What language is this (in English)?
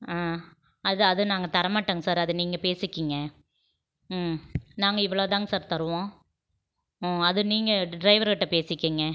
Tamil